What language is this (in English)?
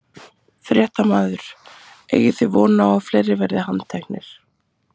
Icelandic